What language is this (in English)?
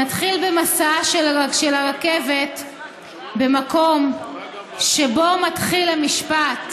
Hebrew